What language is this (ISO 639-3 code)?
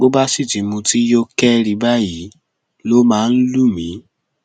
yor